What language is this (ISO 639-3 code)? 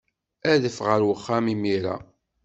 kab